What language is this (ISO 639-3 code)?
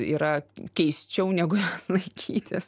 lit